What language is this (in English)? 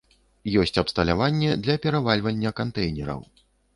Belarusian